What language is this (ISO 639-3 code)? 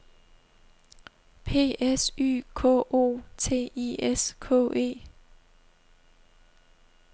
dan